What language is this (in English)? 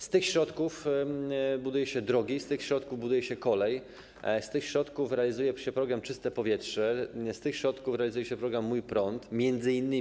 Polish